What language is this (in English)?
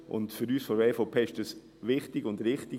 Swiss German